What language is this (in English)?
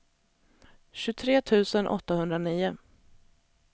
Swedish